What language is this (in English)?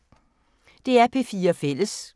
Danish